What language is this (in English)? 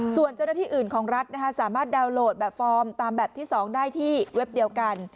Thai